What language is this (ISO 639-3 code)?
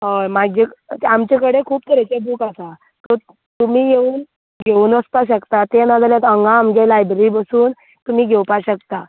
kok